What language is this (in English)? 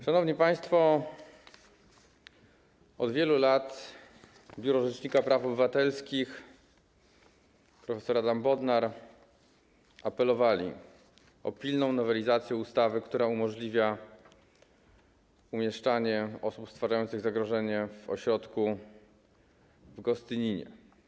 Polish